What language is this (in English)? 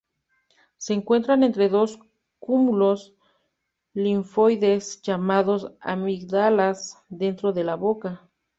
Spanish